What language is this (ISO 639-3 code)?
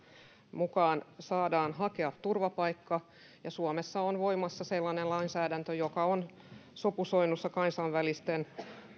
fin